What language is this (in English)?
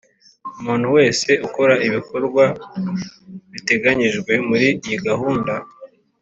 Kinyarwanda